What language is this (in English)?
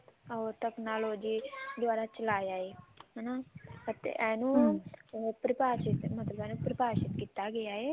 Punjabi